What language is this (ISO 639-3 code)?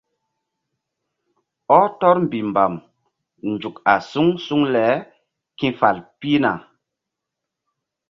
mdd